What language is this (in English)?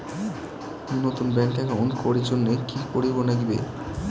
Bangla